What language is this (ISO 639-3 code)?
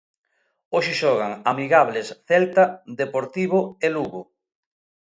glg